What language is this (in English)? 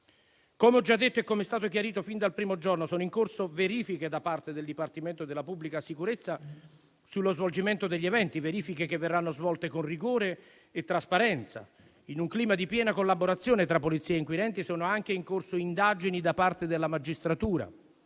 Italian